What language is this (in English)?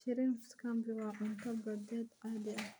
Somali